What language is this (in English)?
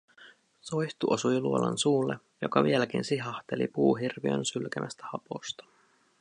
Finnish